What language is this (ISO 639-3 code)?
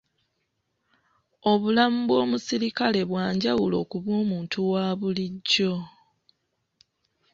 lug